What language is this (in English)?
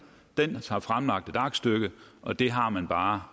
Danish